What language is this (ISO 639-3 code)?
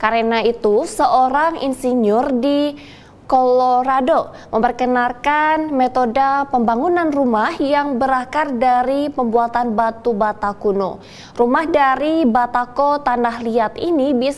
ind